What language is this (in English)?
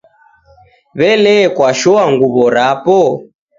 Taita